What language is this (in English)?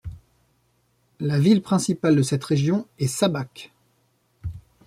French